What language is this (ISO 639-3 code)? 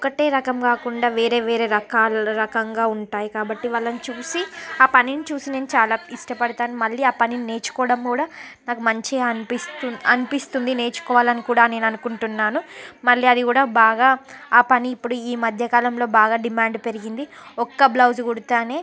tel